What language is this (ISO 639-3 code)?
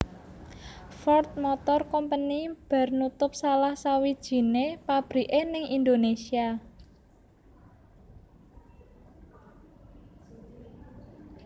jav